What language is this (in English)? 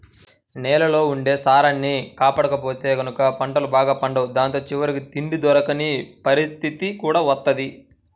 Telugu